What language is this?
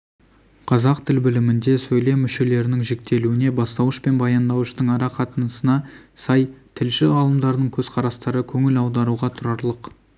Kazakh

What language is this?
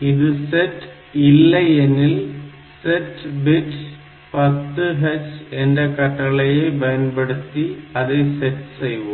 Tamil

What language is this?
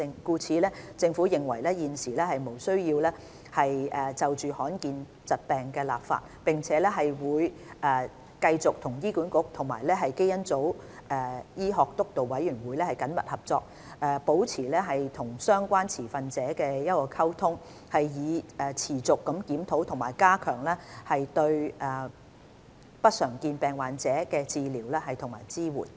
Cantonese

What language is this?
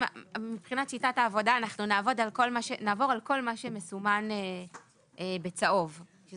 Hebrew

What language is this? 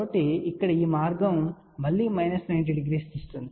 Telugu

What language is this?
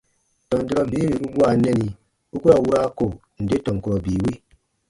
Baatonum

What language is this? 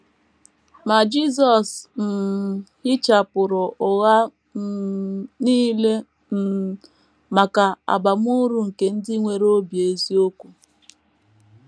Igbo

